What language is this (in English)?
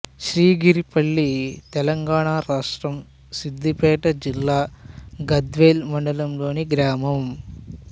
Telugu